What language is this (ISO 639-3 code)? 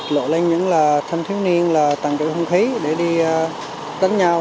vie